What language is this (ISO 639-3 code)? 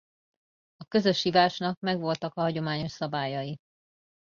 hun